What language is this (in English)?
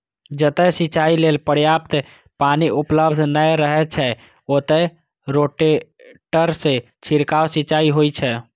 Maithili